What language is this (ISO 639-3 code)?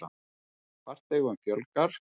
isl